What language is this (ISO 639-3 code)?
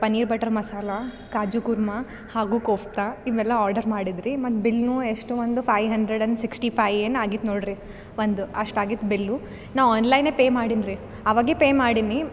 kan